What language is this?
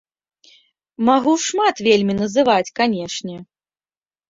Belarusian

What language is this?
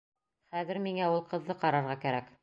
Bashkir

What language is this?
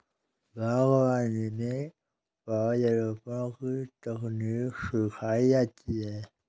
Hindi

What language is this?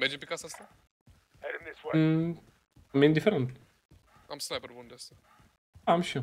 Romanian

